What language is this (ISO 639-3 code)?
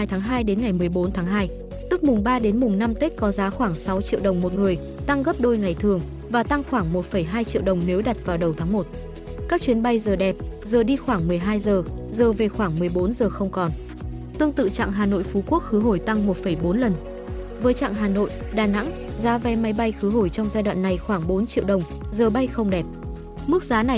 vie